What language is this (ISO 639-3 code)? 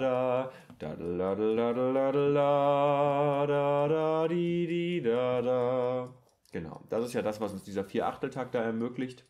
deu